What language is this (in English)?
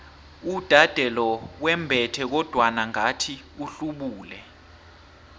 South Ndebele